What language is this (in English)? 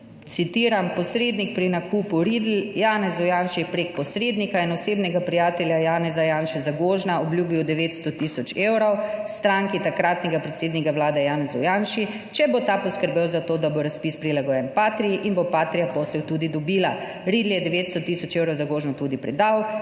Slovenian